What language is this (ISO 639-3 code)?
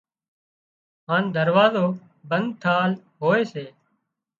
kxp